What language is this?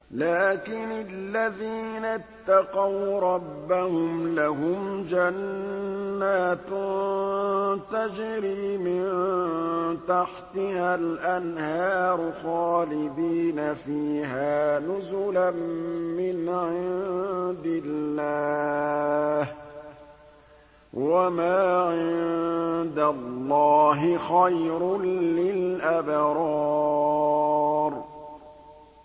Arabic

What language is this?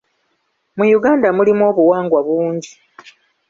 Ganda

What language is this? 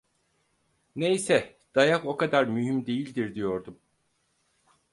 Turkish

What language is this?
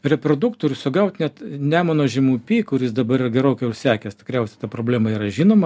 Lithuanian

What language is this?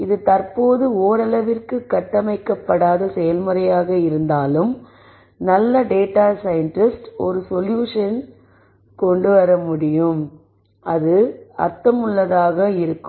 Tamil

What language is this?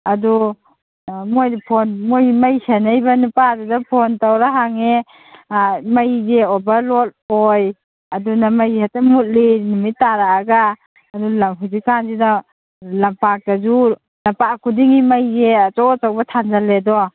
Manipuri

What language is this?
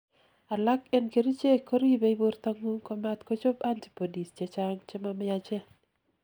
Kalenjin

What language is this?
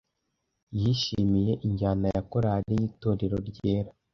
Kinyarwanda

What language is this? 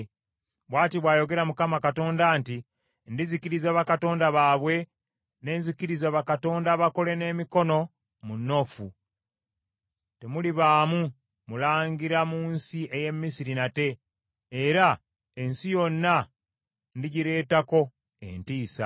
Ganda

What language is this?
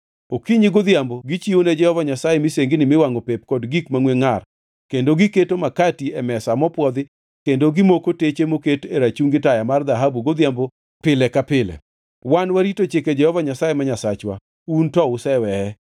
Luo (Kenya and Tanzania)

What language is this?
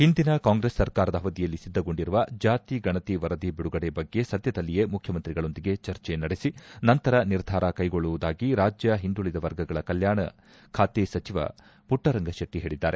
Kannada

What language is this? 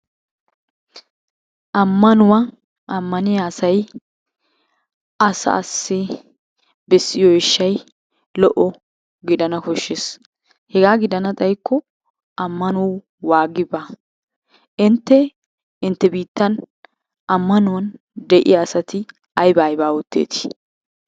Wolaytta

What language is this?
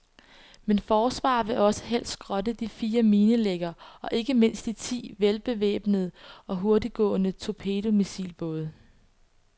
Danish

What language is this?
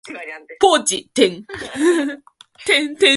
Japanese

